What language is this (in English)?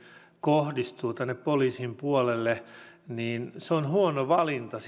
Finnish